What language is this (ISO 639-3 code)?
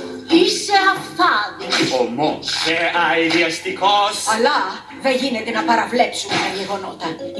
ell